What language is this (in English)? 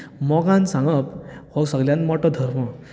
Konkani